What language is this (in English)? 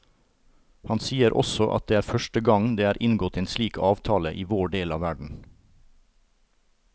Norwegian